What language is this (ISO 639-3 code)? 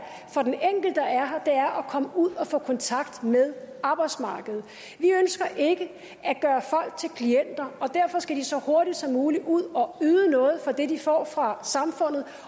dan